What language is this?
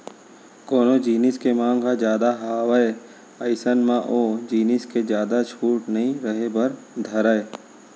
Chhattisgarhi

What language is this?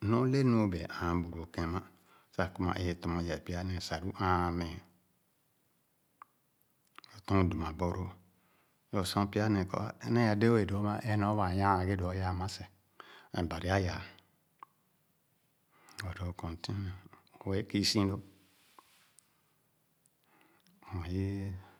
Khana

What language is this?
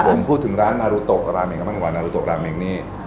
Thai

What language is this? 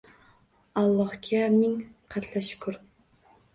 Uzbek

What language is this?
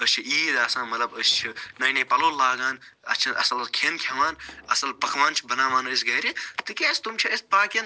Kashmiri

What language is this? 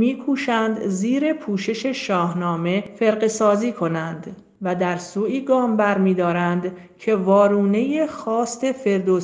Persian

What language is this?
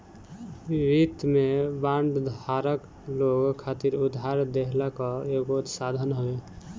Bhojpuri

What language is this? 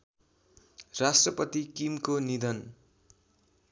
Nepali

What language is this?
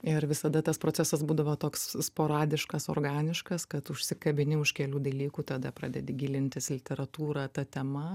Lithuanian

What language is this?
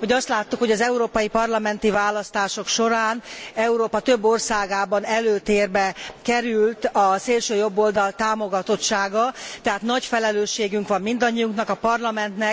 Hungarian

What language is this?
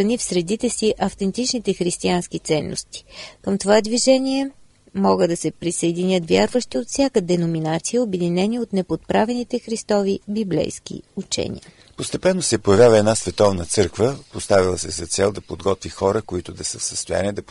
Bulgarian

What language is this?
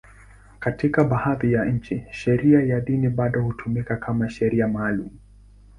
Swahili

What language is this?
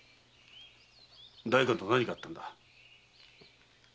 Japanese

